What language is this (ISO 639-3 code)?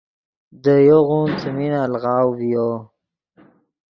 ydg